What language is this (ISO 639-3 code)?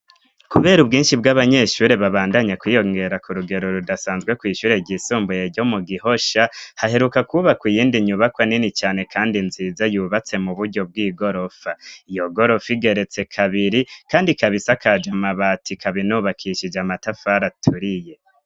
run